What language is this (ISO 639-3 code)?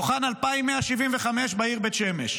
heb